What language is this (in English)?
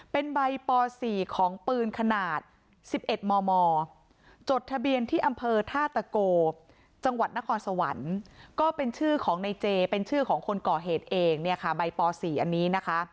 Thai